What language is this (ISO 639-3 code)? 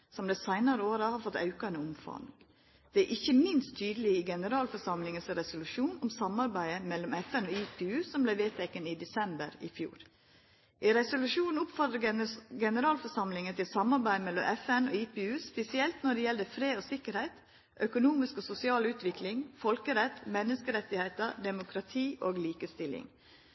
nno